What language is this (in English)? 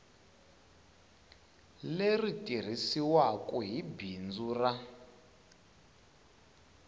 Tsonga